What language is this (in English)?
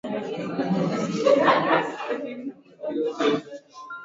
Swahili